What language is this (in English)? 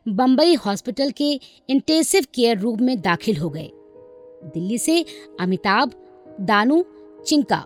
Hindi